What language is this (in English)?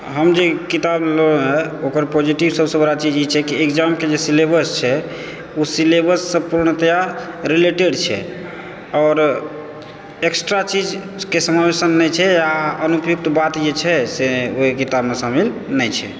Maithili